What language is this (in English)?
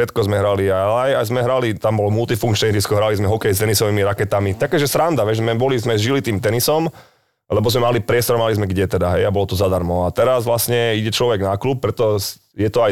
Slovak